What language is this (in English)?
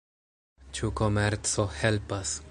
Esperanto